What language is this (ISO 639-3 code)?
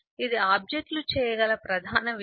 tel